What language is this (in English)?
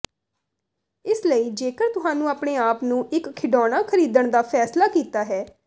Punjabi